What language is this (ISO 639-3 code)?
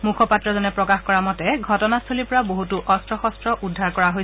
asm